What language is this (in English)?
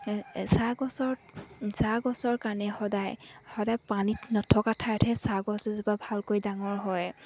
Assamese